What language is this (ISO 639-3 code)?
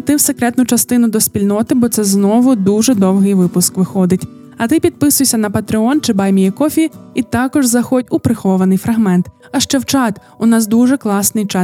ukr